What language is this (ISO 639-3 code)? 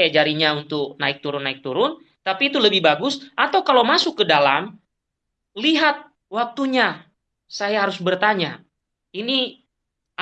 ind